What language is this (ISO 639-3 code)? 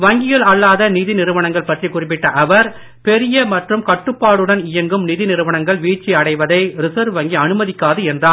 tam